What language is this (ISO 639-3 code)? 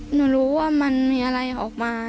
tha